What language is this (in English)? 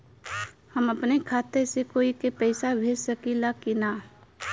Bhojpuri